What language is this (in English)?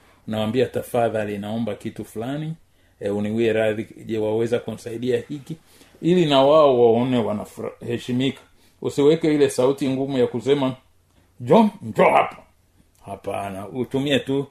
Swahili